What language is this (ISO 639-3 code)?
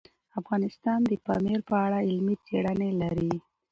pus